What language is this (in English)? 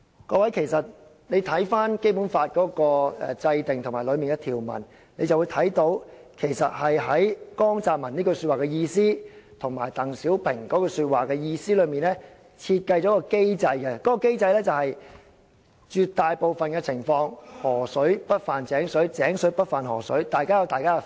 Cantonese